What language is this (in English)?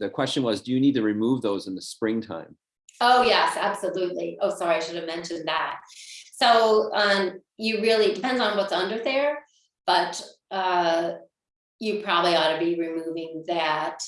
English